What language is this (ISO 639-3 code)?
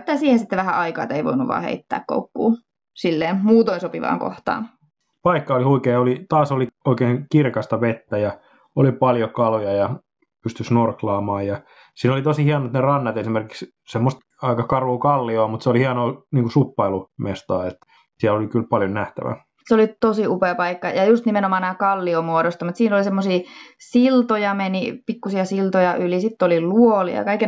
fin